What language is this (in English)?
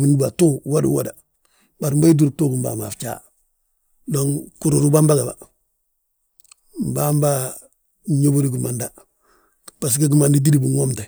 Balanta-Ganja